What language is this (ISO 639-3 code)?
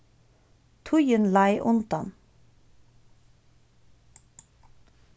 fao